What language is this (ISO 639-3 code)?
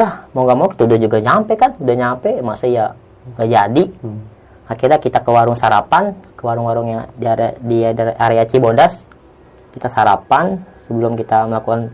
ind